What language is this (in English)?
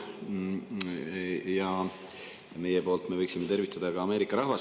Estonian